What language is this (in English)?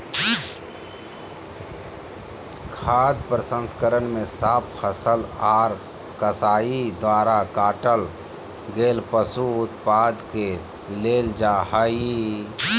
Magahi